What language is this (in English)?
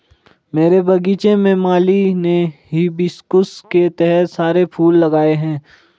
Hindi